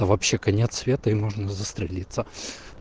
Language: Russian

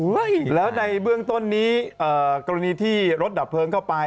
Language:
Thai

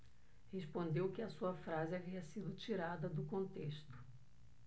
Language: Portuguese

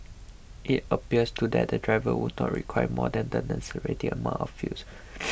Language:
English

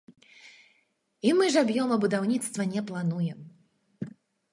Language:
Belarusian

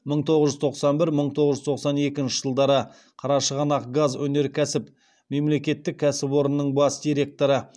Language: Kazakh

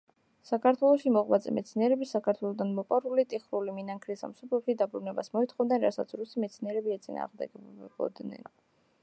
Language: Georgian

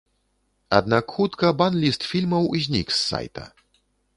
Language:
Belarusian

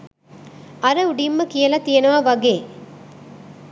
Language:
Sinhala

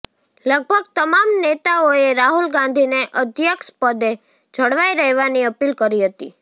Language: Gujarati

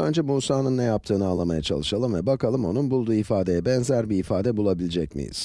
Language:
Turkish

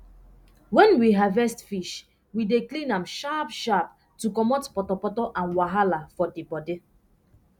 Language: Nigerian Pidgin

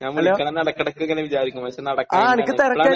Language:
Malayalam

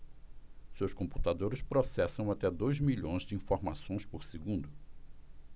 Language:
Portuguese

